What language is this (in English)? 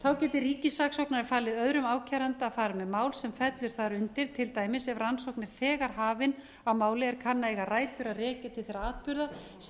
Icelandic